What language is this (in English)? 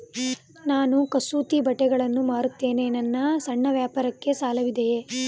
Kannada